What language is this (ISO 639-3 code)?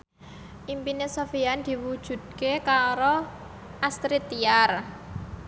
jav